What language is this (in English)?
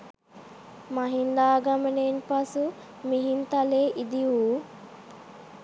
Sinhala